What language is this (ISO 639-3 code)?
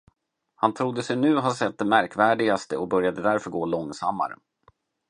swe